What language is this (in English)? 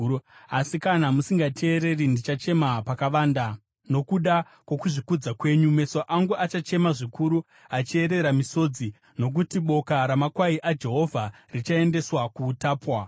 Shona